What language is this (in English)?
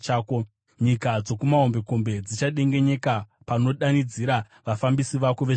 Shona